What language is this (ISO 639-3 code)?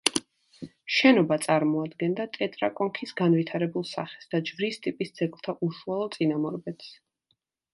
kat